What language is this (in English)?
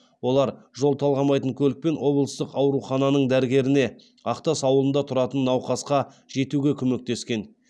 Kazakh